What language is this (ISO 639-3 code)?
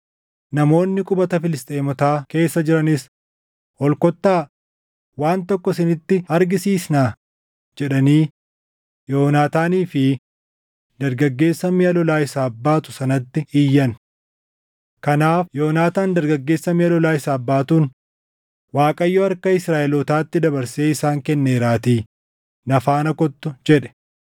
orm